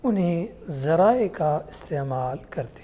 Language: Urdu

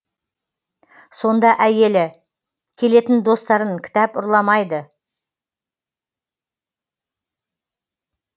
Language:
Kazakh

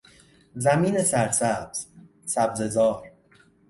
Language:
Persian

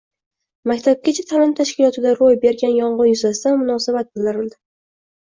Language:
Uzbek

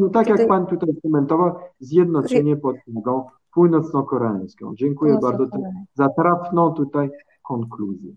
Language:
Polish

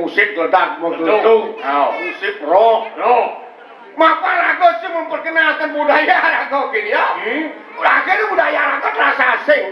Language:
Thai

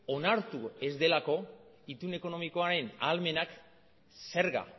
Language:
Basque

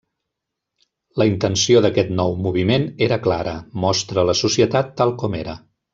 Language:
Catalan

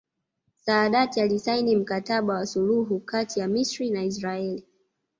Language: Swahili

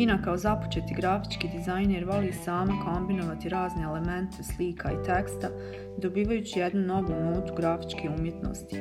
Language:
Croatian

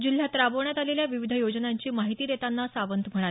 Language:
Marathi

